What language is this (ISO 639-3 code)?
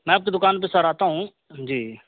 urd